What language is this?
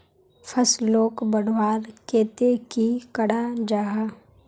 Magahi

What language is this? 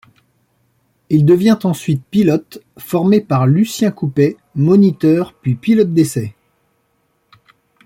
French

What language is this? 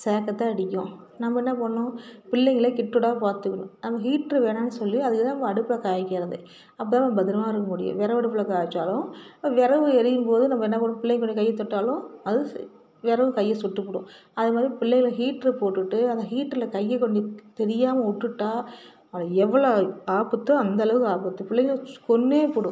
Tamil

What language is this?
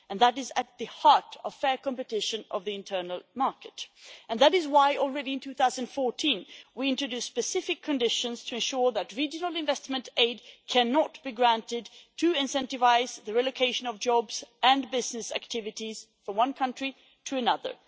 English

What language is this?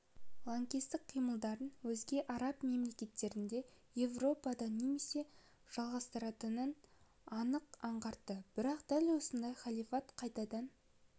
Kazakh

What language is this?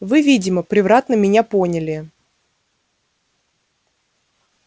Russian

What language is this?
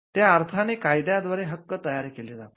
Marathi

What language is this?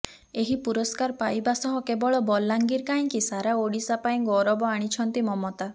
Odia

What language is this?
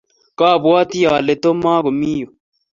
Kalenjin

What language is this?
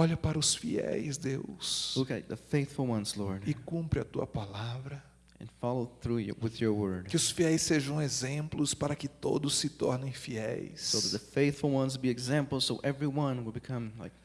Portuguese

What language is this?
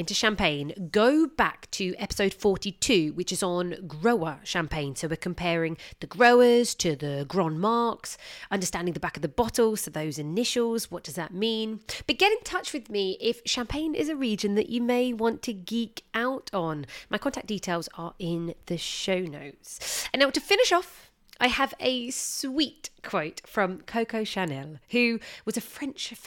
English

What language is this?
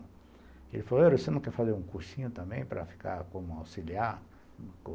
Portuguese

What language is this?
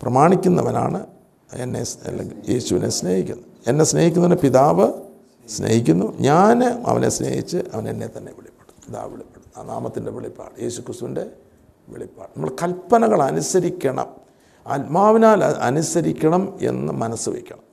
Malayalam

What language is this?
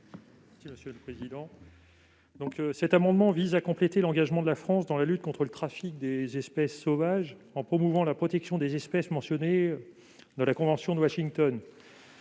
French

